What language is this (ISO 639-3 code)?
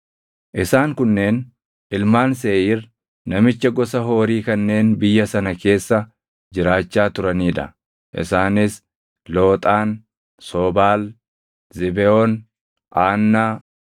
orm